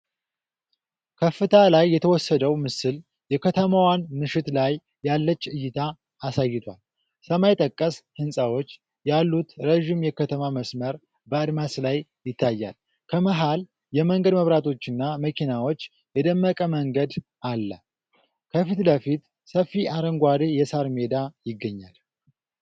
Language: Amharic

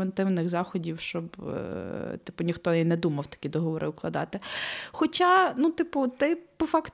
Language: Ukrainian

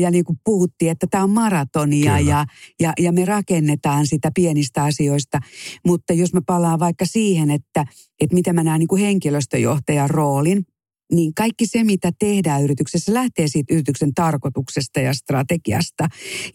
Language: Finnish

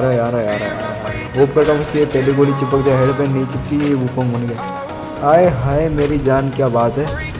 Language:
Hindi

